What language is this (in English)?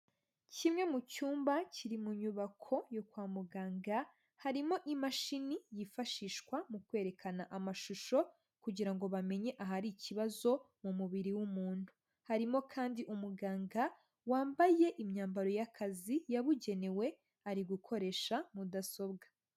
Kinyarwanda